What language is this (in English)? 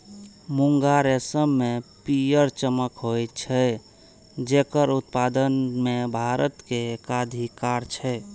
Maithili